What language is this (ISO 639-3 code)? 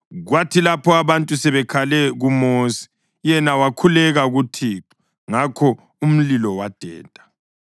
nde